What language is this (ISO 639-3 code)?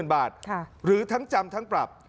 tha